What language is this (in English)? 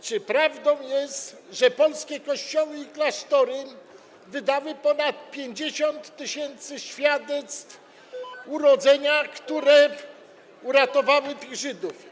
Polish